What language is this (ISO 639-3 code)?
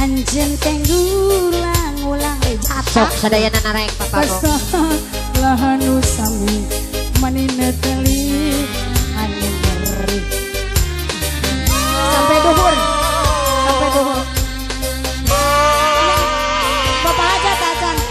ind